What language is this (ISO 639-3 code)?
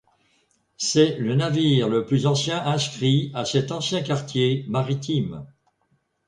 fra